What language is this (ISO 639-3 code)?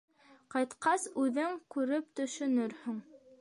bak